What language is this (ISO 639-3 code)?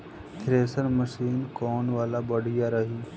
bho